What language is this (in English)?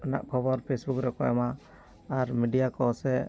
Santali